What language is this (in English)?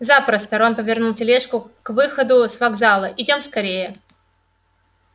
Russian